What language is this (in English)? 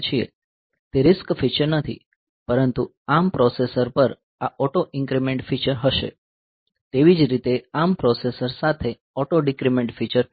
Gujarati